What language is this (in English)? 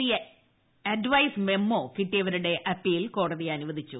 Malayalam